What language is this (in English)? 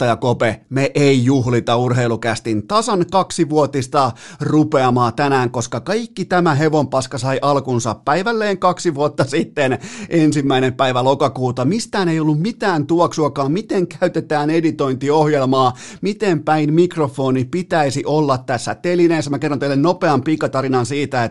Finnish